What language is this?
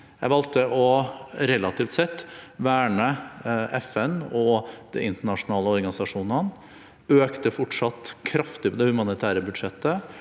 Norwegian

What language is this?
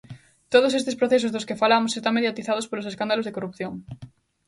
Galician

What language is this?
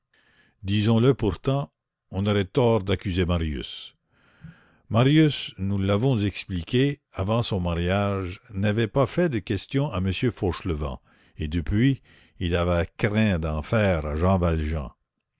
French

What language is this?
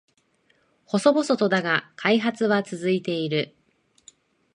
Japanese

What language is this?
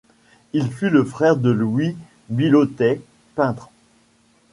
French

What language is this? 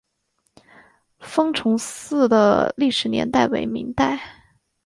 Chinese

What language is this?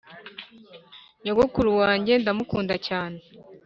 Kinyarwanda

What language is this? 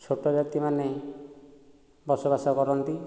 Odia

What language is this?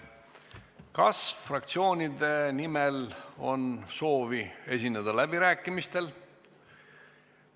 Estonian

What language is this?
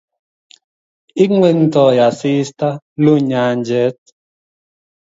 Kalenjin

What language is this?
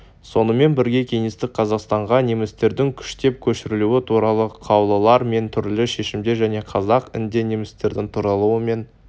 Kazakh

